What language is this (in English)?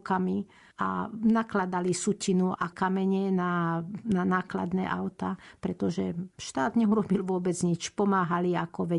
Slovak